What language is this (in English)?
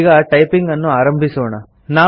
Kannada